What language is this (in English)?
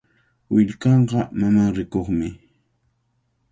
Cajatambo North Lima Quechua